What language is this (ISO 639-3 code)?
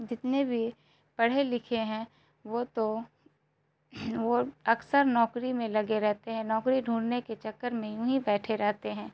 urd